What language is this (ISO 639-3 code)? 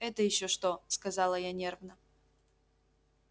rus